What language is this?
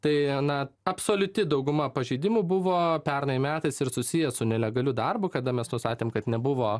Lithuanian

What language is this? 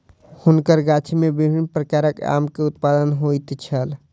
Maithili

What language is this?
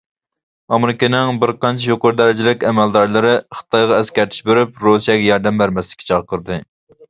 Uyghur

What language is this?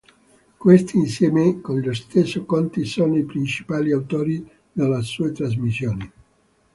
Italian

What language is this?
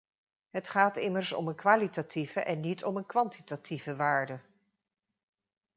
Dutch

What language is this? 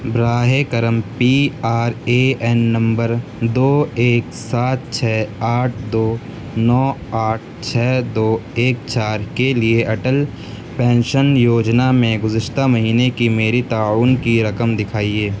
Urdu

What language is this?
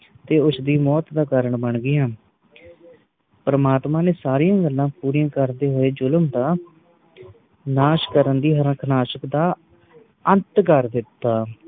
Punjabi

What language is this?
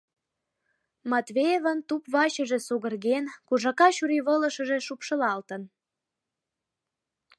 Mari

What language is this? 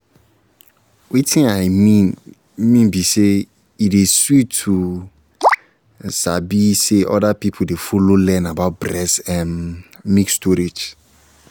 Nigerian Pidgin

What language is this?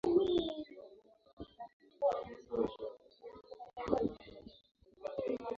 Swahili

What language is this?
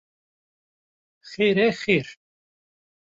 Kurdish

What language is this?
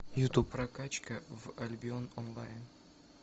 Russian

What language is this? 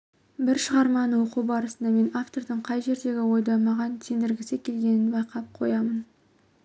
Kazakh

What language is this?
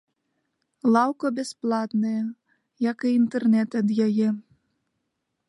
Belarusian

